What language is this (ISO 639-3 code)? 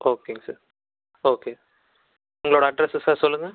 tam